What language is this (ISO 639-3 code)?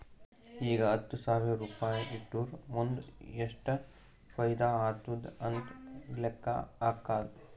kan